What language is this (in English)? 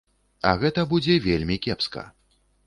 Belarusian